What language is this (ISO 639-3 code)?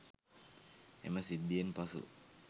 sin